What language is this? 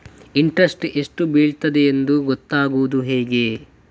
Kannada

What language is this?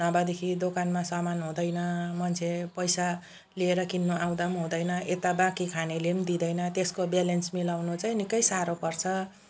Nepali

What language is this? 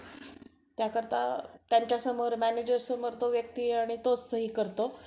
Marathi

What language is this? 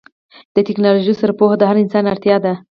Pashto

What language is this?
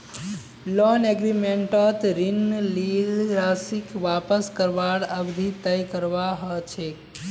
Magahi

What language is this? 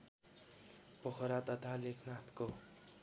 Nepali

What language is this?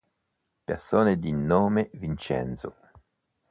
Italian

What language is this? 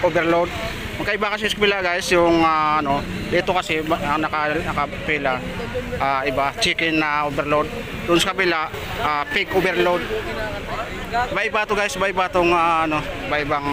Filipino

